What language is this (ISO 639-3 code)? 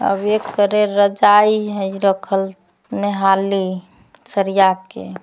mag